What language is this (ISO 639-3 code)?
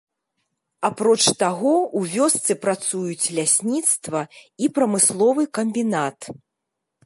bel